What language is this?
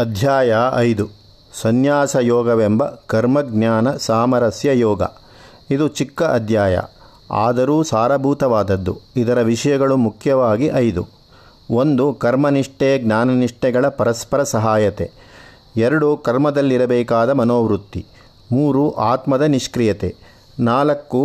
Kannada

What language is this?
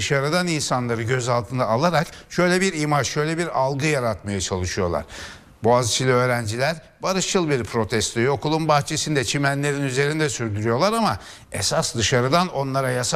Turkish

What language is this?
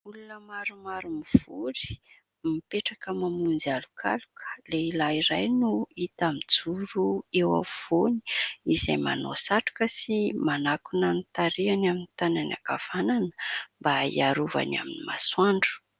Malagasy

